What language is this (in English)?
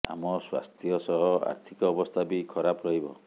Odia